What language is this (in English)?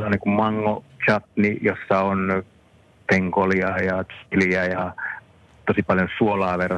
Finnish